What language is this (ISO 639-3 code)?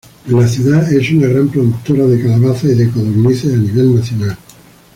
spa